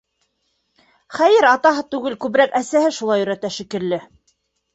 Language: Bashkir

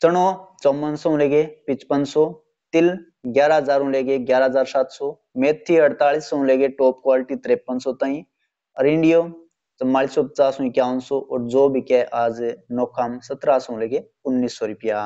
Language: Hindi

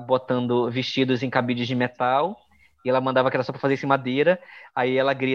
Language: Portuguese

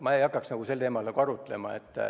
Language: Estonian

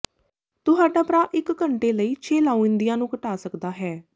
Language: Punjabi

